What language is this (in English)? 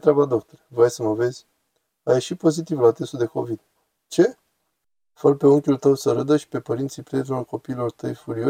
Romanian